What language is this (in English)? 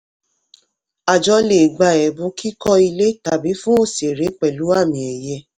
Yoruba